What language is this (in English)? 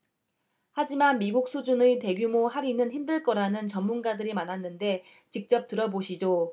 Korean